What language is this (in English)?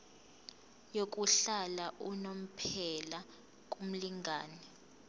Zulu